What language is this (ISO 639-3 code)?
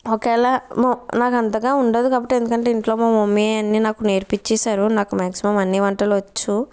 tel